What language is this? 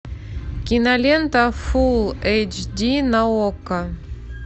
Russian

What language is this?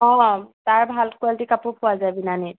Assamese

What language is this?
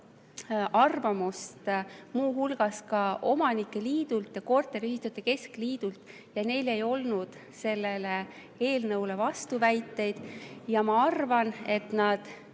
Estonian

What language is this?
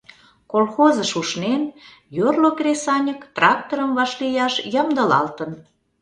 Mari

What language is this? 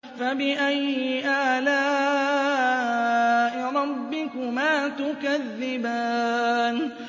Arabic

